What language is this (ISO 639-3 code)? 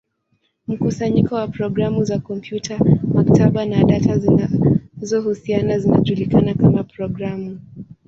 swa